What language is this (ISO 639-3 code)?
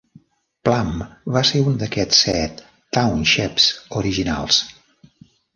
cat